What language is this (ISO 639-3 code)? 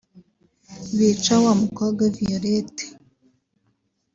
kin